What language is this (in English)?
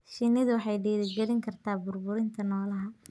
Somali